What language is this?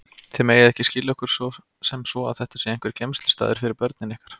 Icelandic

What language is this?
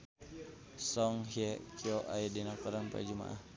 Sundanese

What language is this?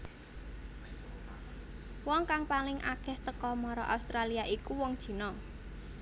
Javanese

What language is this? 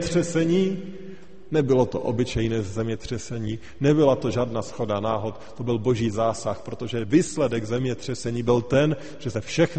Czech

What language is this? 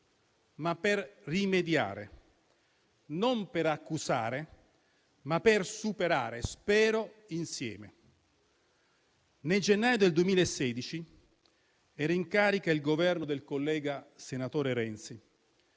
Italian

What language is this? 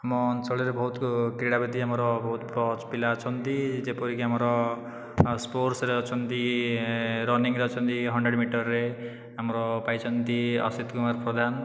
Odia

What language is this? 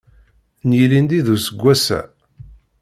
Kabyle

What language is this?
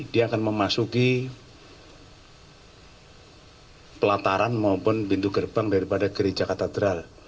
Indonesian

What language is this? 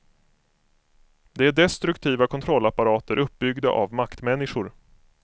Swedish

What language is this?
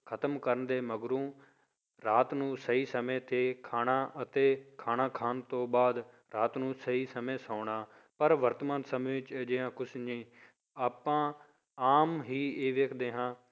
Punjabi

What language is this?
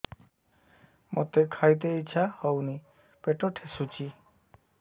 Odia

